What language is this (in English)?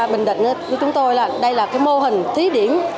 Vietnamese